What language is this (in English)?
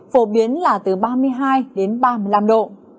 Vietnamese